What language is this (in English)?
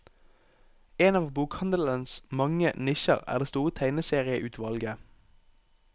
Norwegian